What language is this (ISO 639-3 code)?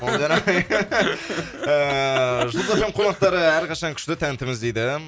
kaz